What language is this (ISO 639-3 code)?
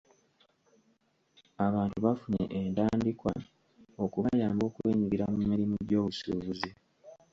lug